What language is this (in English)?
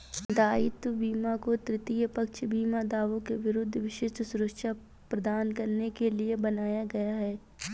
Hindi